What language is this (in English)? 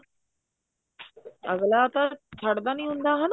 Punjabi